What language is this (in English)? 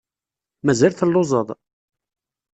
Kabyle